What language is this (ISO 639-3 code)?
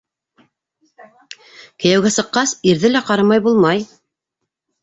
bak